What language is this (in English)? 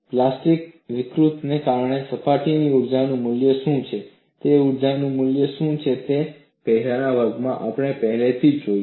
Gujarati